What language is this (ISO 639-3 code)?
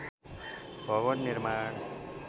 nep